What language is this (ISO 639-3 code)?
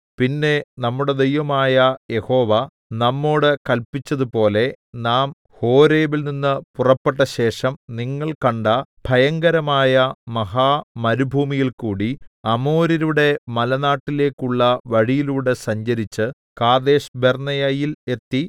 mal